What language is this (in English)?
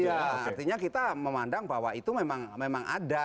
Indonesian